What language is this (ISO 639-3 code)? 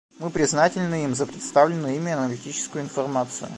rus